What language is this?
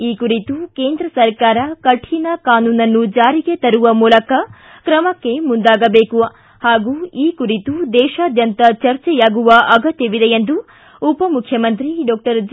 Kannada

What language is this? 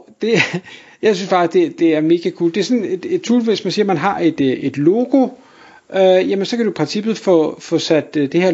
Danish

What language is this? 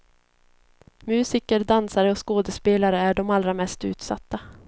Swedish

